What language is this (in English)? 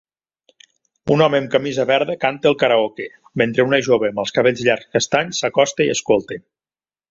Catalan